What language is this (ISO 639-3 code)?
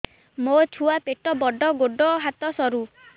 ori